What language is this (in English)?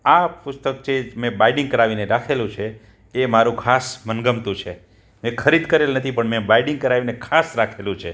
Gujarati